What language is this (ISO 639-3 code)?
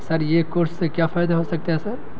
urd